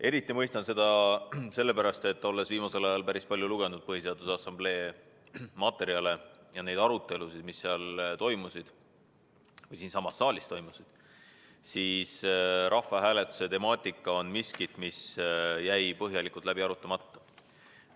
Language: Estonian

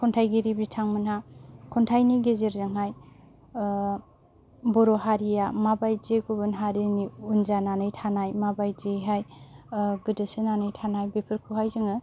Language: Bodo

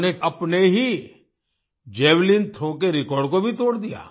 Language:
Hindi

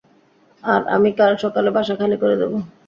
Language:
Bangla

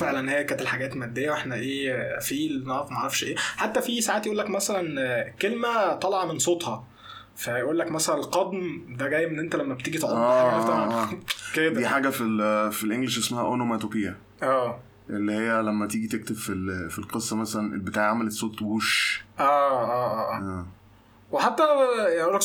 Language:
Arabic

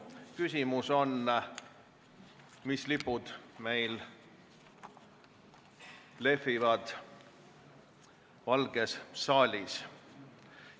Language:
Estonian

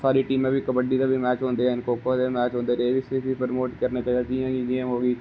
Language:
Dogri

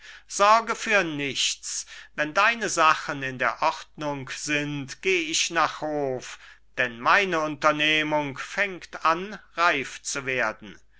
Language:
German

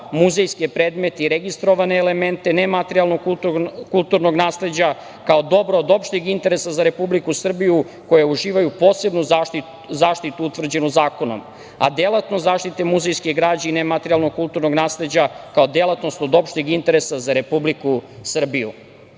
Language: Serbian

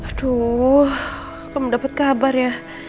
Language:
Indonesian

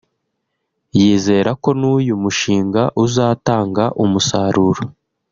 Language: Kinyarwanda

